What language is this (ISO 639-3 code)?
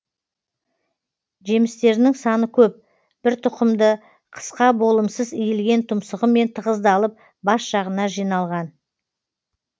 kaz